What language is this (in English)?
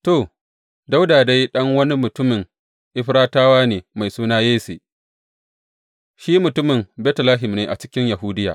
Hausa